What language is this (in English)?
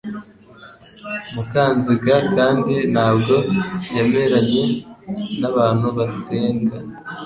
Kinyarwanda